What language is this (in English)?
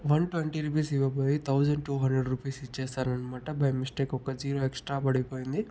Telugu